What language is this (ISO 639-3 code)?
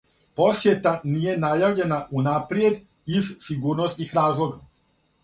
srp